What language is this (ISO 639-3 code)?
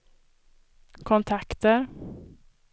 swe